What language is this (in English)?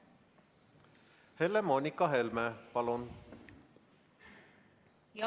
Estonian